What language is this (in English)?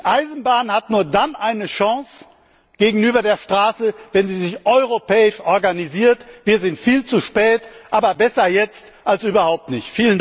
German